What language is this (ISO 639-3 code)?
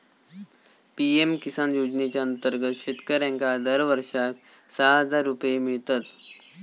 mar